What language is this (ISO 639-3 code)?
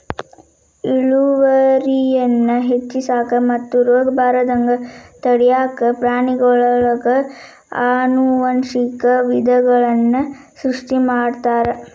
kan